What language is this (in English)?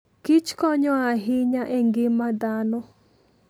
Luo (Kenya and Tanzania)